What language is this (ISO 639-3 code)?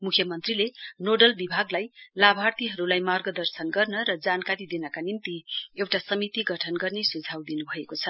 nep